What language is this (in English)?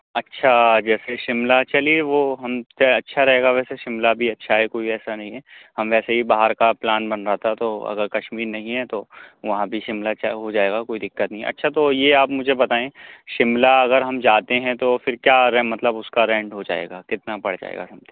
Urdu